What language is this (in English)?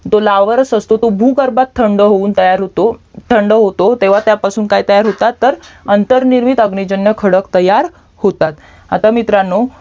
Marathi